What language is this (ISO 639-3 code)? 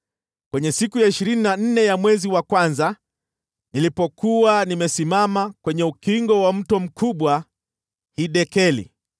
swa